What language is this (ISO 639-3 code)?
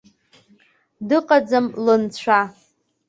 abk